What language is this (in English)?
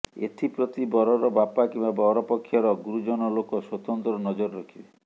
Odia